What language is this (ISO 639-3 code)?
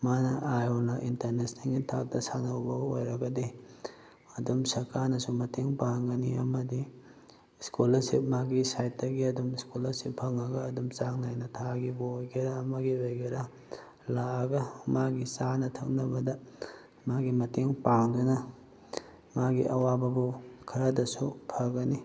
mni